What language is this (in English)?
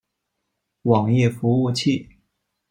Chinese